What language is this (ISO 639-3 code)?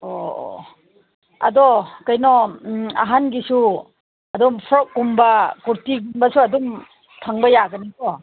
mni